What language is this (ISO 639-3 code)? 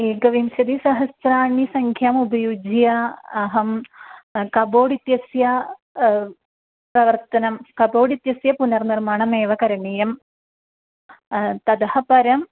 san